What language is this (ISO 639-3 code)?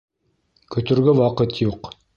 bak